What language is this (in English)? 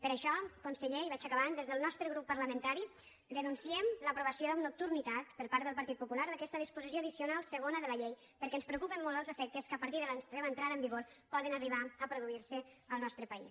Catalan